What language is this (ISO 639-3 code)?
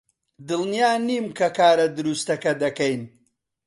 ckb